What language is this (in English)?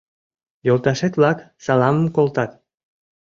Mari